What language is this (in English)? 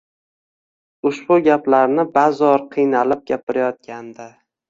Uzbek